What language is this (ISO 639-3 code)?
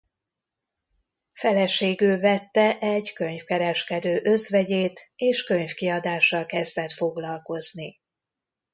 hun